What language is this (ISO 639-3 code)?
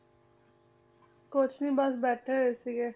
pan